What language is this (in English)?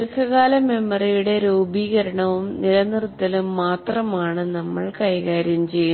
Malayalam